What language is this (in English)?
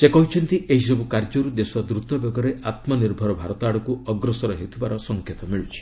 Odia